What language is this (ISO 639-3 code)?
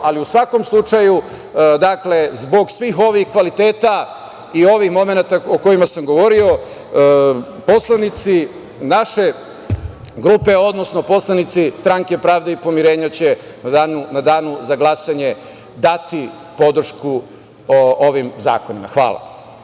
srp